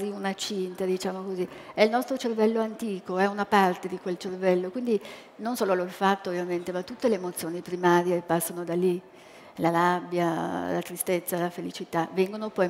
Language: Italian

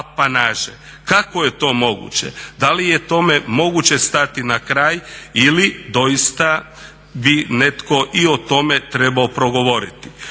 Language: Croatian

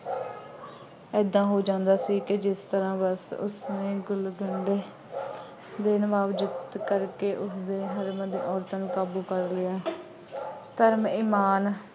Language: Punjabi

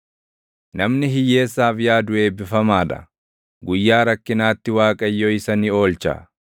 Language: Oromo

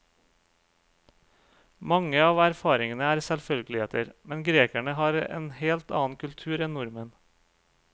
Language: Norwegian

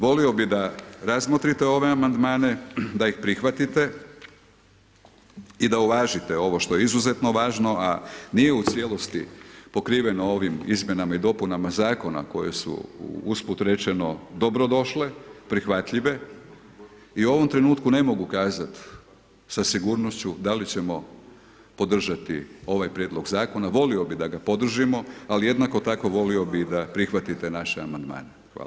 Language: Croatian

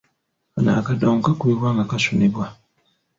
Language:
Ganda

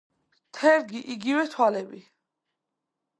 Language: Georgian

